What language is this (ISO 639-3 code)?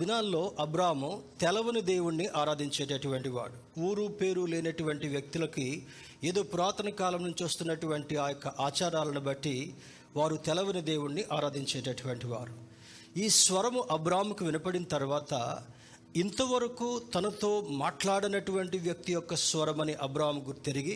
tel